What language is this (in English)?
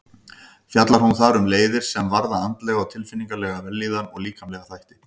Icelandic